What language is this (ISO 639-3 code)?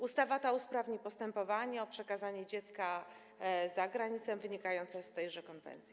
pol